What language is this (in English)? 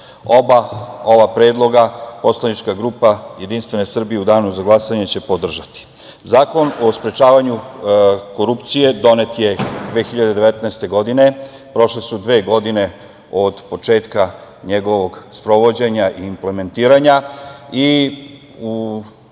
Serbian